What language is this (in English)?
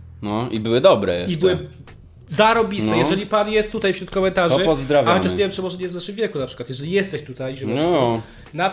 Polish